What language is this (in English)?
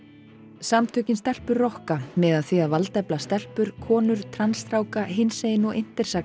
Icelandic